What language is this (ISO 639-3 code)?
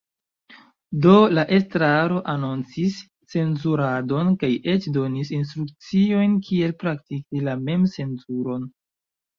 epo